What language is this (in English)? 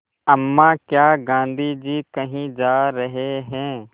Hindi